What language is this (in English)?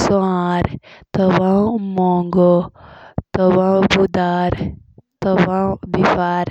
Jaunsari